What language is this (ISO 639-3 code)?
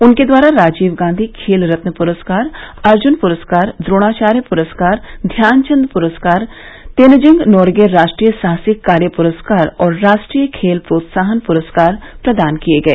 hin